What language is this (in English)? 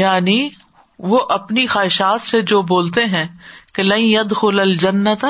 Urdu